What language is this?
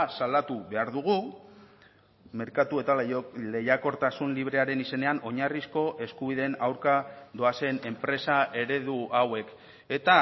Basque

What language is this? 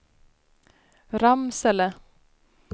Swedish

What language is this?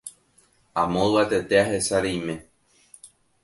Guarani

